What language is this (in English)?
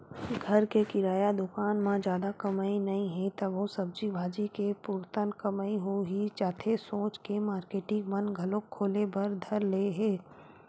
Chhattisgarhi